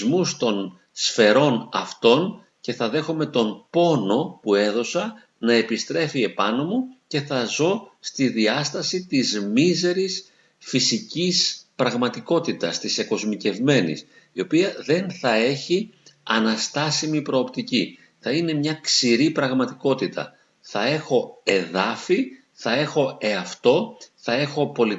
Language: Greek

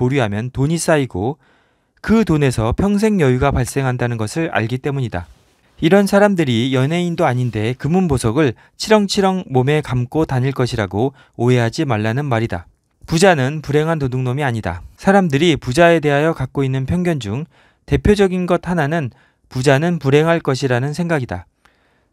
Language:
Korean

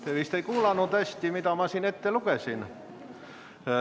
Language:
Estonian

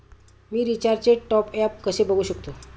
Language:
Marathi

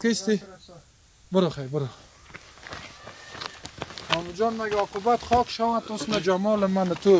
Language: Persian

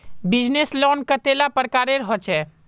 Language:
Magahi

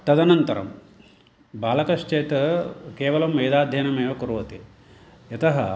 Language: Sanskrit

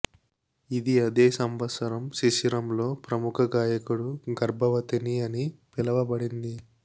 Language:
Telugu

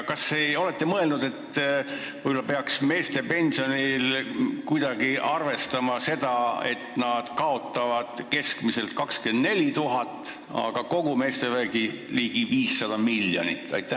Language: Estonian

